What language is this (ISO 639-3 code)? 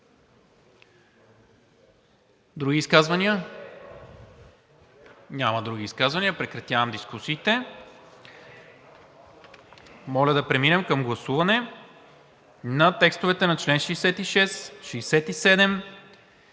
bul